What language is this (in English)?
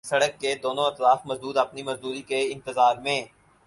Urdu